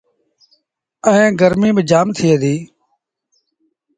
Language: Sindhi Bhil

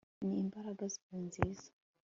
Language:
Kinyarwanda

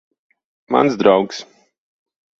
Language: Latvian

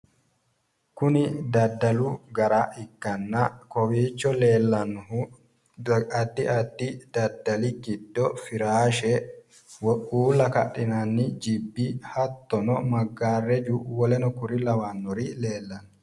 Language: Sidamo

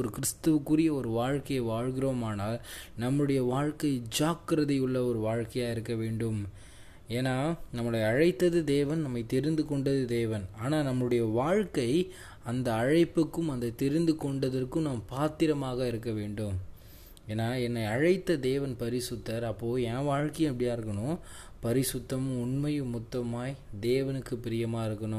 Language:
Tamil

